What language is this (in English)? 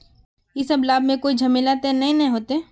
Magahi